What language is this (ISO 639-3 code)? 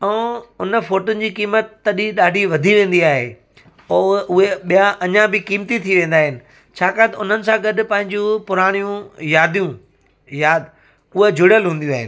snd